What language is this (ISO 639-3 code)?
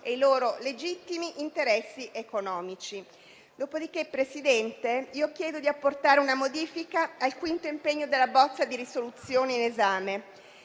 ita